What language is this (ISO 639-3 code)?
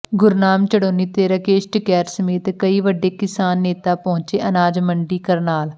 pan